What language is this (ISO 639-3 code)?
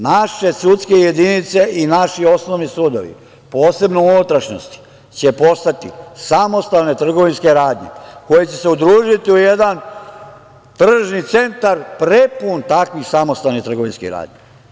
srp